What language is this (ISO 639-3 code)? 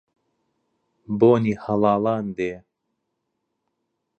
ckb